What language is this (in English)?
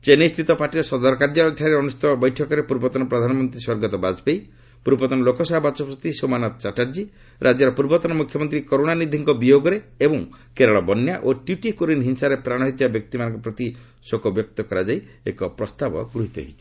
Odia